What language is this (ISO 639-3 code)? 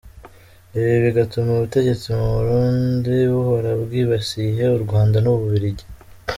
kin